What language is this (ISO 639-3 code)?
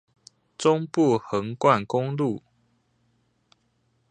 zho